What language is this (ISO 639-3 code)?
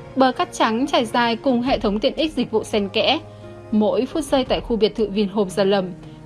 vie